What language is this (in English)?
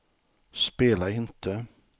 Swedish